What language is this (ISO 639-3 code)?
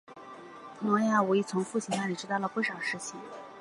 zho